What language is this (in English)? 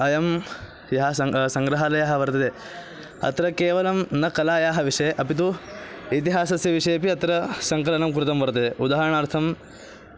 Sanskrit